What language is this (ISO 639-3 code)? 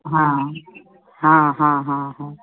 mai